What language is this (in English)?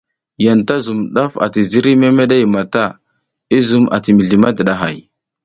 South Giziga